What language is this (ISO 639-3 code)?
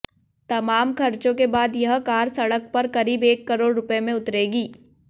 hin